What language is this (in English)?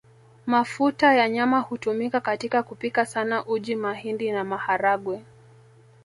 Swahili